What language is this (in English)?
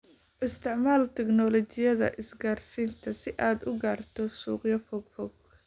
Somali